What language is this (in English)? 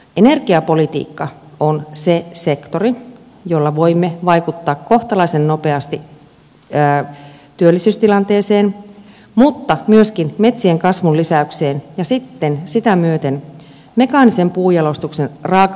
Finnish